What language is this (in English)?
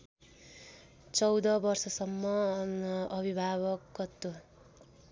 Nepali